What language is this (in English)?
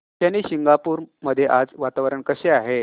Marathi